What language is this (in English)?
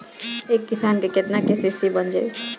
Bhojpuri